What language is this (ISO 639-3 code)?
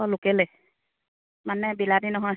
asm